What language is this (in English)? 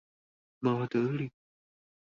Chinese